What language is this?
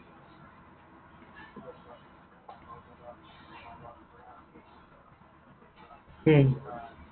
Assamese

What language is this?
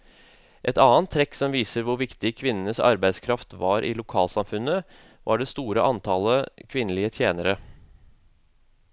Norwegian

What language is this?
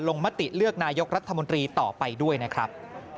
Thai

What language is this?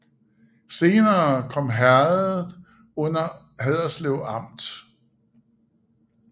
Danish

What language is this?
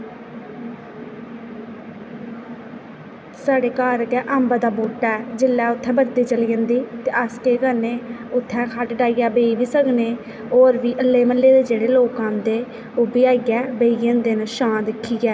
Dogri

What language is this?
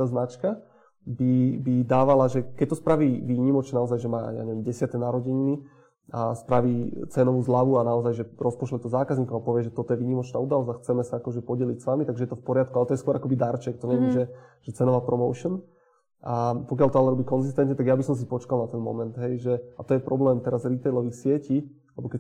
Slovak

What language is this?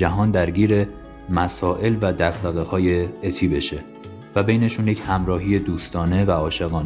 Persian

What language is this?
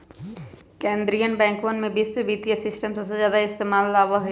Magahi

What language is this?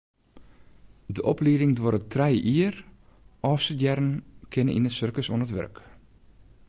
Western Frisian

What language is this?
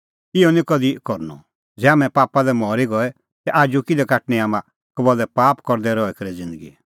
Kullu Pahari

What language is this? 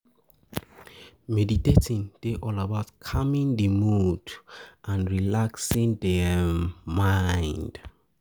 Nigerian Pidgin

